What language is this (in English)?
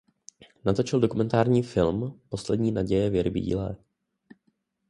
Czech